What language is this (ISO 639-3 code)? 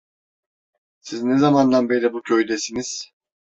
tur